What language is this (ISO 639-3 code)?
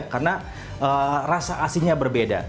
ind